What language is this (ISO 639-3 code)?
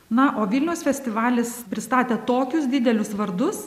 lit